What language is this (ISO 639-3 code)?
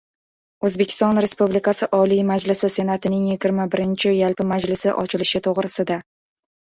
uzb